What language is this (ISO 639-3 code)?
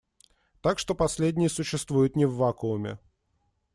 rus